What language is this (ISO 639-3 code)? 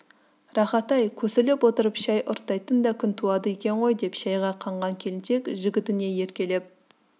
kaz